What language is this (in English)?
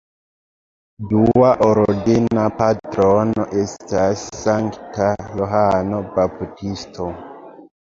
Esperanto